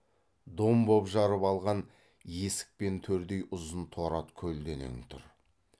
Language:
Kazakh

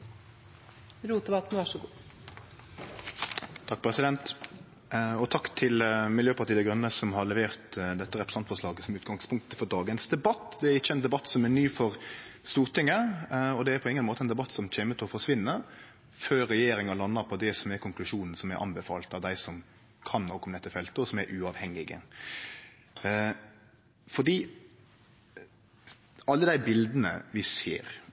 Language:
Norwegian Nynorsk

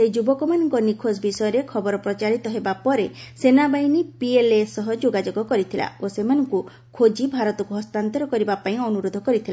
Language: Odia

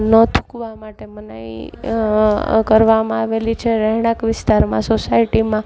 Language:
Gujarati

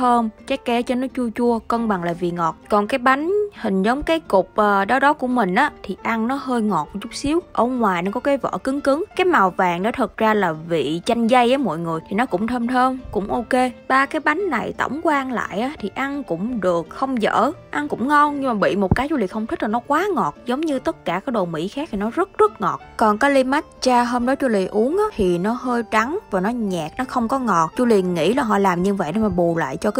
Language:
Vietnamese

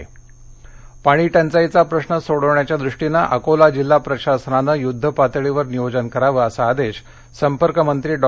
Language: Marathi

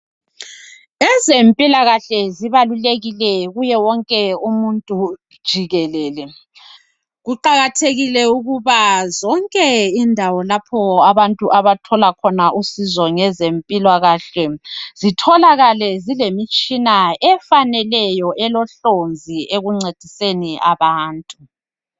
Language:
North Ndebele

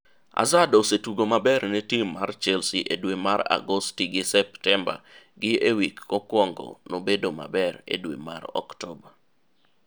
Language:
Luo (Kenya and Tanzania)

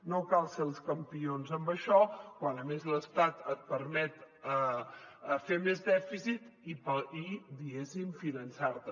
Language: Catalan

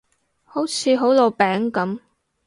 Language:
Cantonese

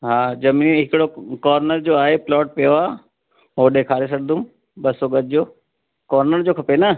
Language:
Sindhi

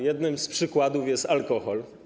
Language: Polish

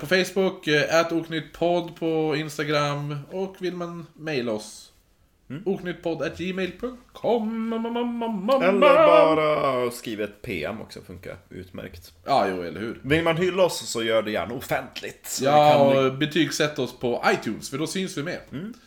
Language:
Swedish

